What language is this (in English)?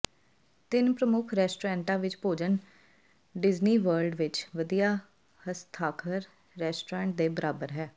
Punjabi